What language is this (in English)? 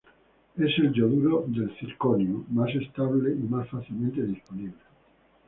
Spanish